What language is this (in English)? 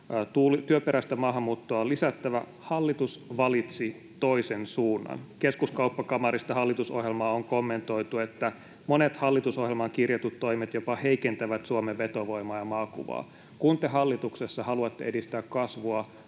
Finnish